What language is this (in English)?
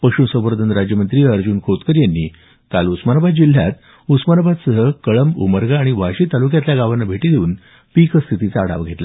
Marathi